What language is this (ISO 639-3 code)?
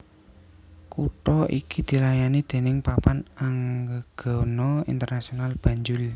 jav